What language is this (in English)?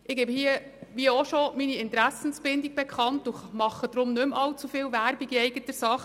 Swiss German